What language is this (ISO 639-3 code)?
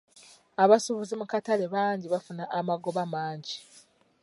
lug